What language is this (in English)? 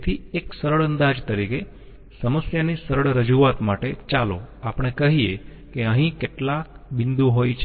Gujarati